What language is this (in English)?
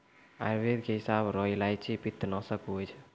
Maithili